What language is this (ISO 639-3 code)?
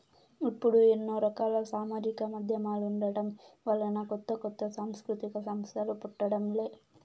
tel